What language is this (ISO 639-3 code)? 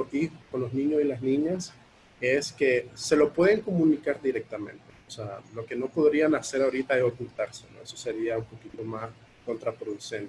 spa